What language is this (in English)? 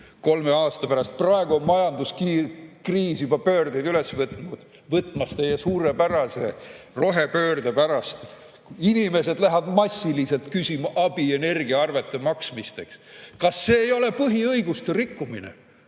Estonian